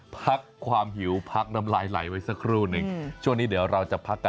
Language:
Thai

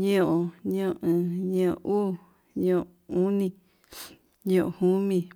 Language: Yutanduchi Mixtec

